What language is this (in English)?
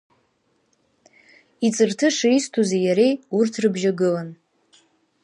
Abkhazian